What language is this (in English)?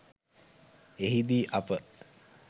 Sinhala